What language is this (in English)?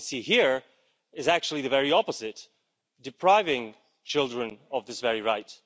English